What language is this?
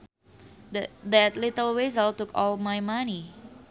Sundanese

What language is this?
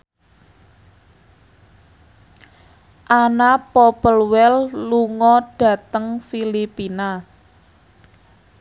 Javanese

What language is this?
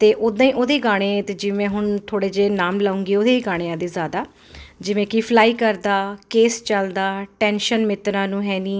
Punjabi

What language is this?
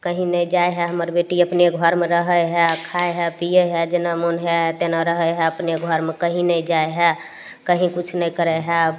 Maithili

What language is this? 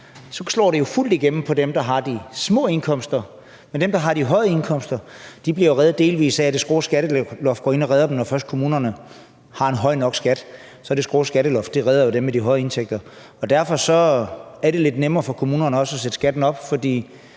Danish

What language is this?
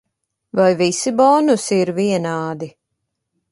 Latvian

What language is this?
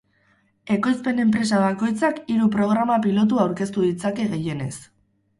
Basque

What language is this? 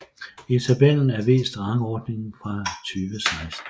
Danish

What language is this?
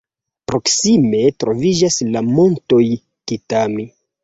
Esperanto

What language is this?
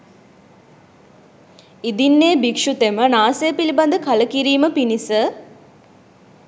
Sinhala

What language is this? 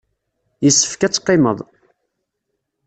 Kabyle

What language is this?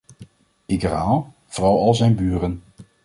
Dutch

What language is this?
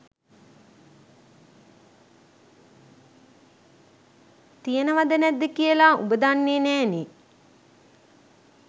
Sinhala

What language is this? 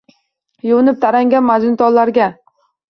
Uzbek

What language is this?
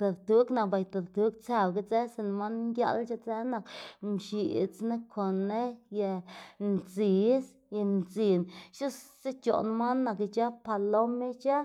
Xanaguía Zapotec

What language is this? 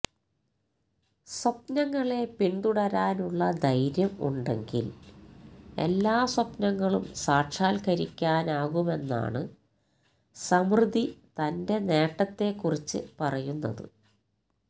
Malayalam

